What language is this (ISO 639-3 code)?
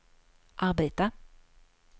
swe